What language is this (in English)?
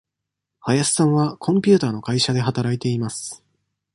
Japanese